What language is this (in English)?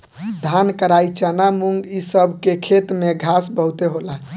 Bhojpuri